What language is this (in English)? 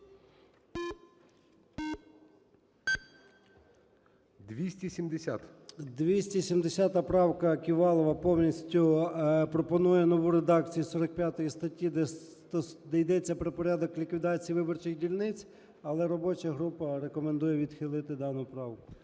Ukrainian